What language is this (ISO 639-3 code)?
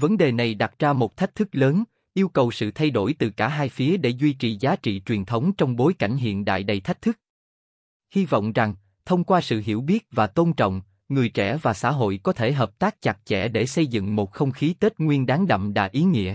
vie